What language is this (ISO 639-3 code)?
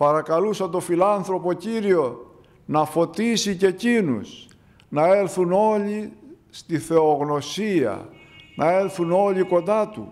ell